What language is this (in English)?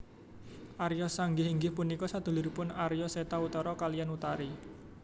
Javanese